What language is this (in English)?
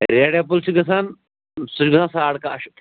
Kashmiri